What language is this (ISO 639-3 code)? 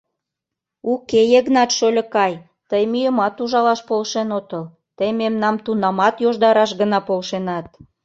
chm